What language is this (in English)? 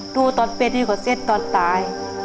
Thai